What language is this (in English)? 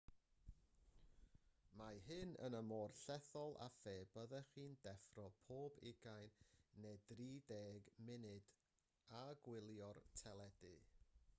Welsh